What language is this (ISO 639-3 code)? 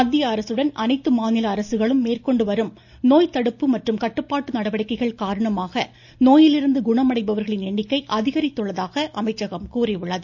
tam